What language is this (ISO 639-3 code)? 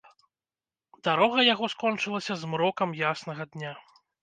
bel